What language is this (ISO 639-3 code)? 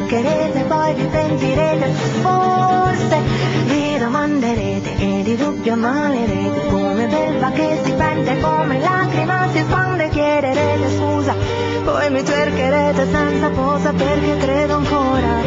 ita